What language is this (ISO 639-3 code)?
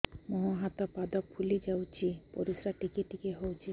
ori